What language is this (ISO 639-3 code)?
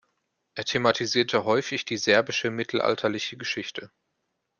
deu